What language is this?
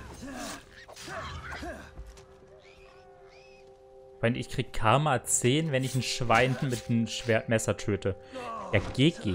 German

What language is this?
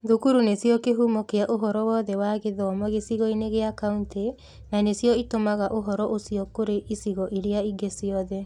Kikuyu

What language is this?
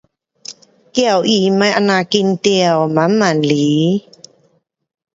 Pu-Xian Chinese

